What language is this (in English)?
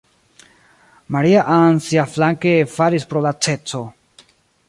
Esperanto